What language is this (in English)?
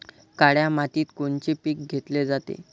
Marathi